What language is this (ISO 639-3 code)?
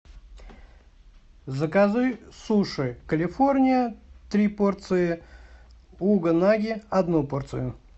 rus